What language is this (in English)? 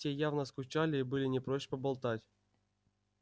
Russian